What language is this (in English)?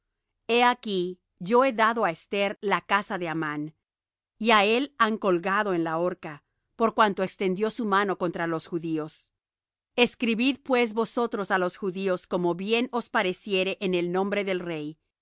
Spanish